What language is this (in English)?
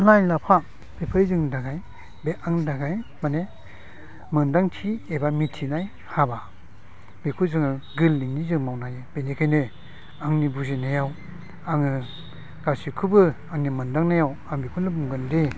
Bodo